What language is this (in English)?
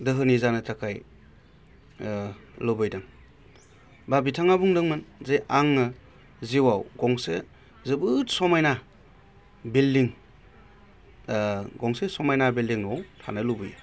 Bodo